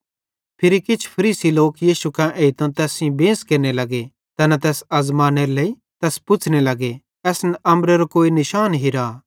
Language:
Bhadrawahi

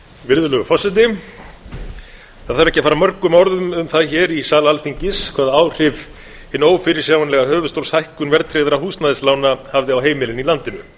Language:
Icelandic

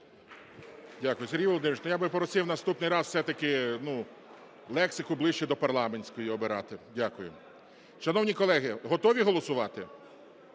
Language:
Ukrainian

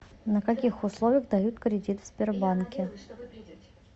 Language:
Russian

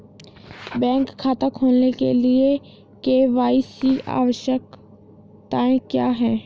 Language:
Hindi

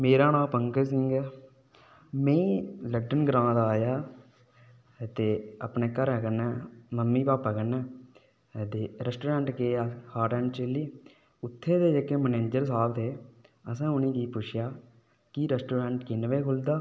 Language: Dogri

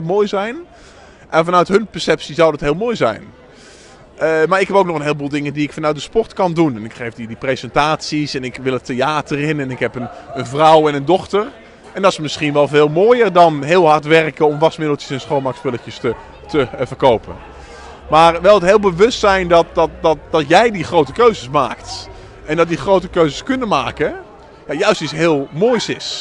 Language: Dutch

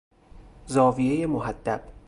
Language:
Persian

